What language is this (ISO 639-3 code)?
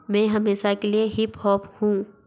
hin